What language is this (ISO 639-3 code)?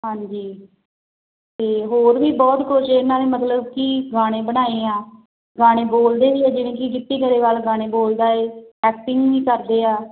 pan